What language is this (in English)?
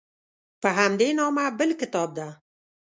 Pashto